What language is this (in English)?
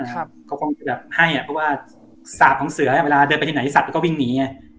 Thai